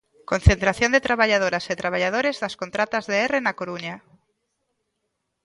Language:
Galician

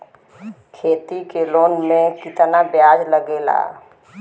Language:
Bhojpuri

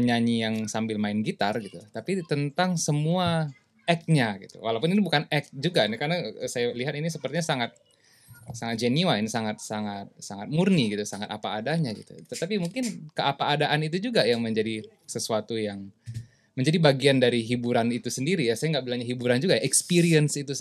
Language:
Indonesian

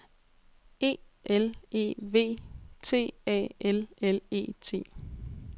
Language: Danish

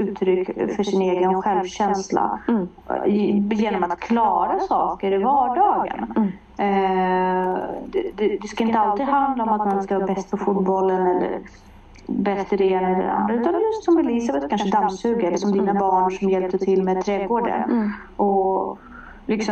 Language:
Swedish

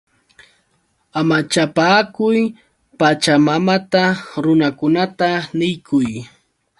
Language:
Yauyos Quechua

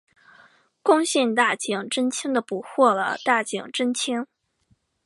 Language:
Chinese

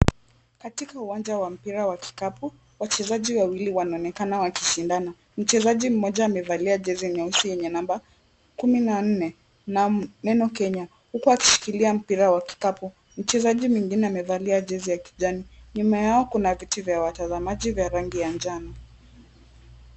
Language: Swahili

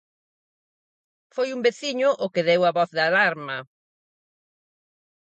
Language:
Galician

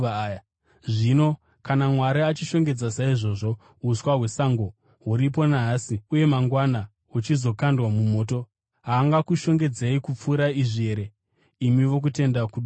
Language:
Shona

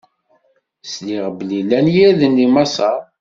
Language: Kabyle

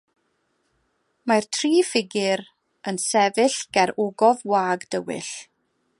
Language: Welsh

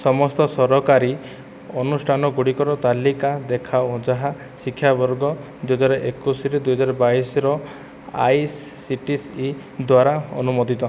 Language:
Odia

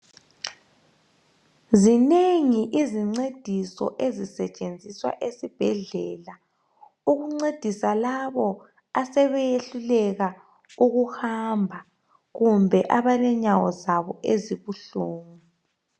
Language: North Ndebele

